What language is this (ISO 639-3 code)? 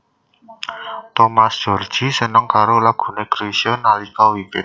jav